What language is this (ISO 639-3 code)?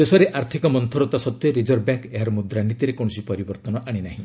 ori